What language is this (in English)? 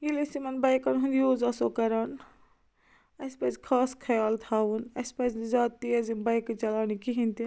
Kashmiri